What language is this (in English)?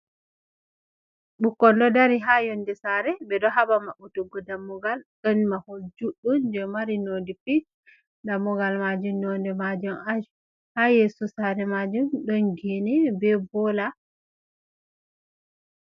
Fula